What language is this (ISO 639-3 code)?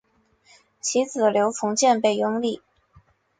zho